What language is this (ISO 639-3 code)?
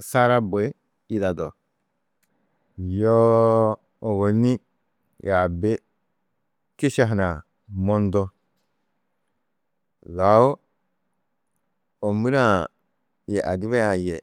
tuq